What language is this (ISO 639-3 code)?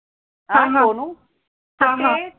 mar